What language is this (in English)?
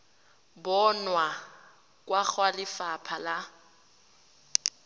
Tswana